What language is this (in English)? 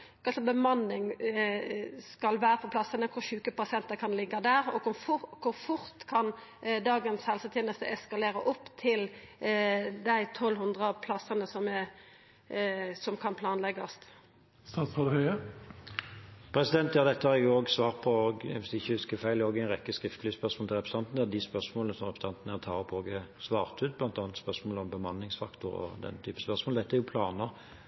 Norwegian